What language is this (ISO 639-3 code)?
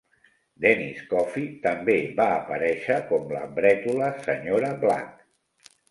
cat